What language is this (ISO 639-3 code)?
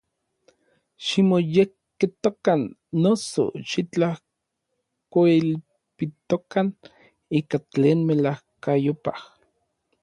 nlv